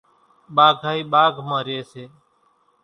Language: Kachi Koli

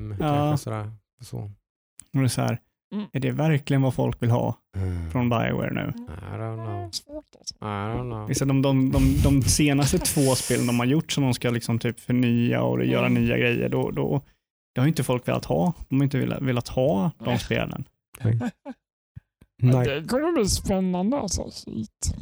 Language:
Swedish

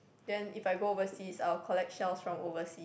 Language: English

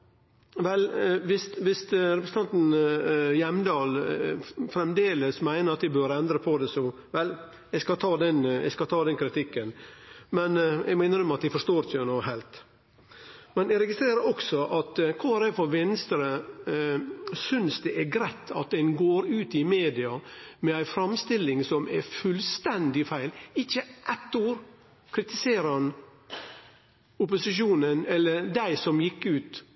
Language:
Norwegian Nynorsk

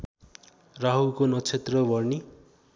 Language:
Nepali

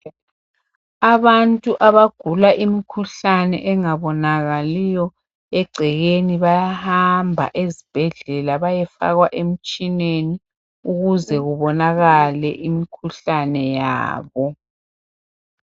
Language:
North Ndebele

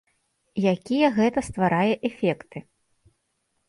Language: Belarusian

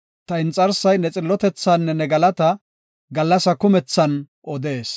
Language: Gofa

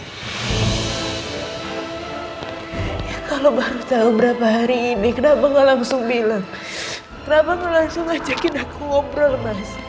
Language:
Indonesian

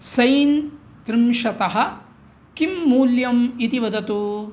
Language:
Sanskrit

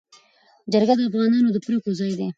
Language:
Pashto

